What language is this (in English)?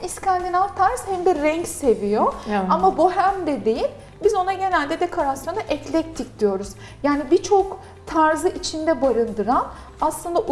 Turkish